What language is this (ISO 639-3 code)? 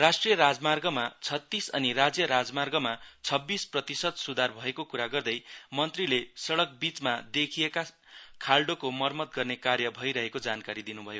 nep